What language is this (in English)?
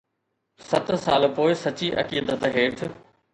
Sindhi